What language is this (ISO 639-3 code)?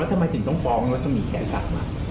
tha